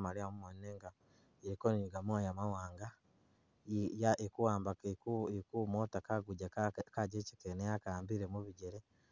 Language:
Masaaba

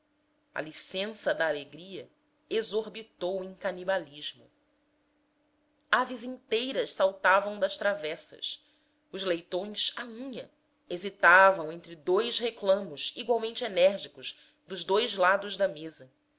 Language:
Portuguese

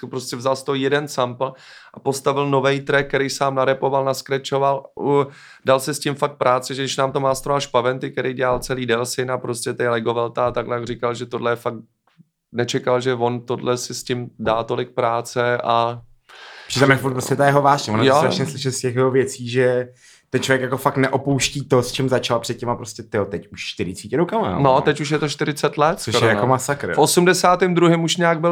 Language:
Czech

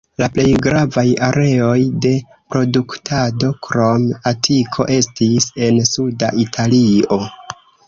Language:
Esperanto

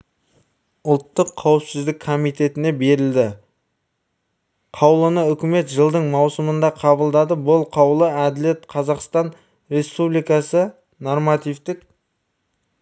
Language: Kazakh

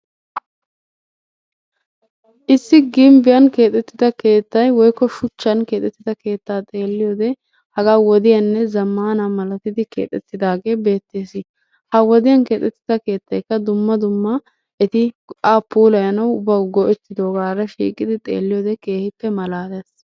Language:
Wolaytta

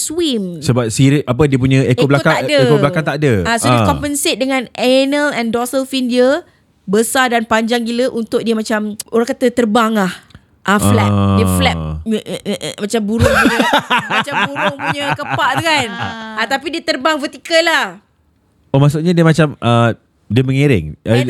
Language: Malay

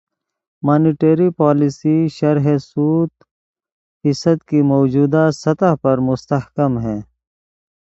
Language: Urdu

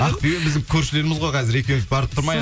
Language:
Kazakh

